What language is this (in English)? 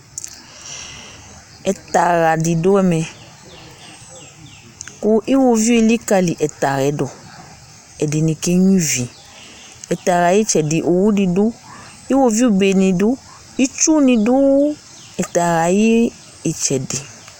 Ikposo